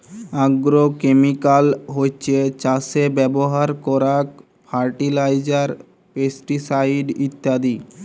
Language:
Bangla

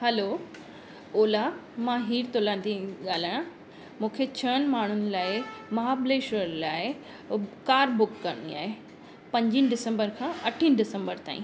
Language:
Sindhi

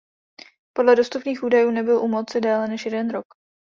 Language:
Czech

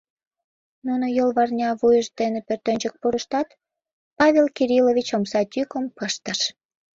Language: Mari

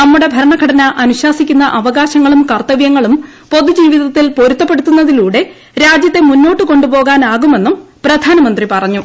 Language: Malayalam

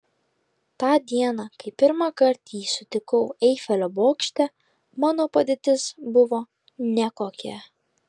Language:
Lithuanian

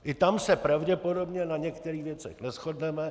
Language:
Czech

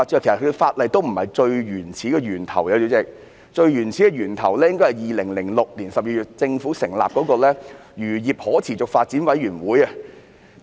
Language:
Cantonese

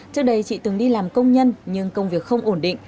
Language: Vietnamese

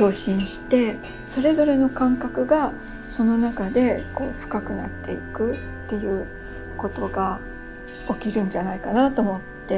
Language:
Japanese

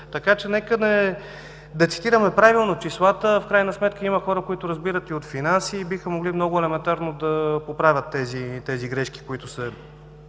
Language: Bulgarian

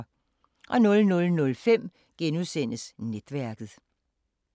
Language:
Danish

